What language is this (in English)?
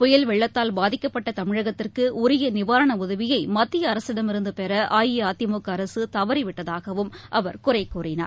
Tamil